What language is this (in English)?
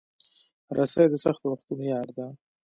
Pashto